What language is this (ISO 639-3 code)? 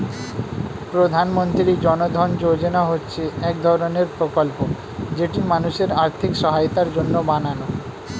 ben